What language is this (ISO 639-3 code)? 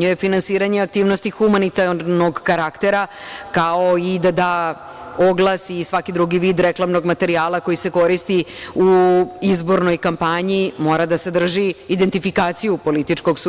srp